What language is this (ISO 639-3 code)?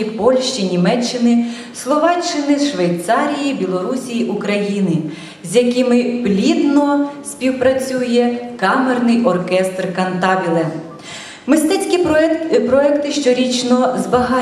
ukr